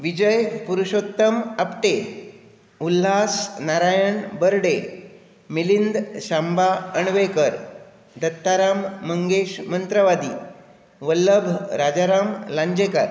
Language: Konkani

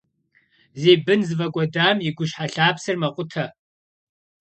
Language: Kabardian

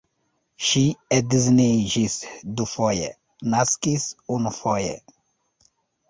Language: Esperanto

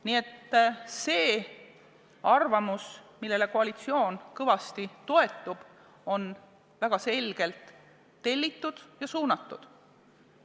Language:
Estonian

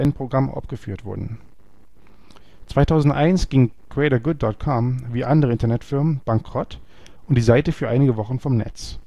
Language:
German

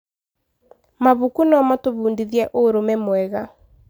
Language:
Kikuyu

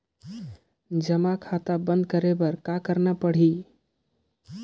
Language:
Chhattisgarhi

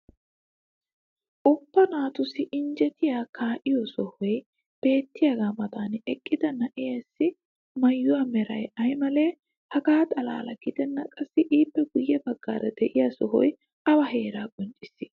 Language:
Wolaytta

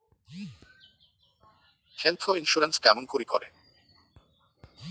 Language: Bangla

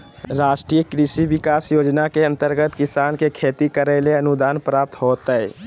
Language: Magahi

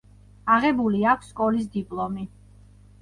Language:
Georgian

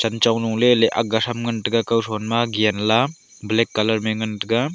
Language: Wancho Naga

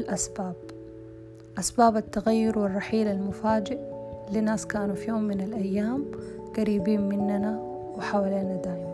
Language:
Arabic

